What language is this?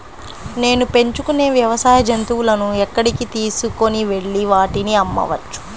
Telugu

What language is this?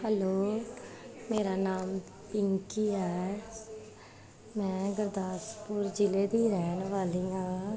Punjabi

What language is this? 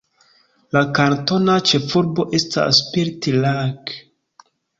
Esperanto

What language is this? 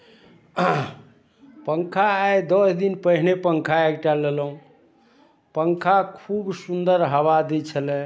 Maithili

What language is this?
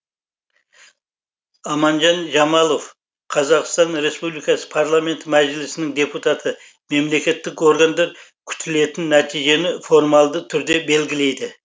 Kazakh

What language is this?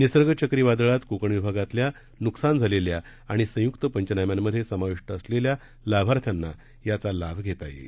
Marathi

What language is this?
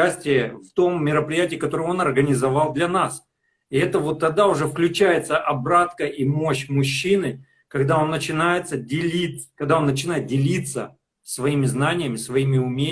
Russian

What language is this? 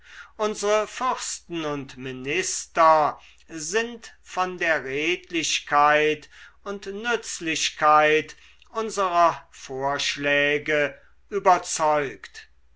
German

